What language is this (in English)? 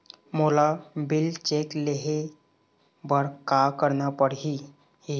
Chhattisgarhi